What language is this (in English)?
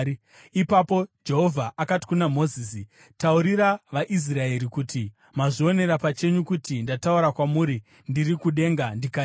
Shona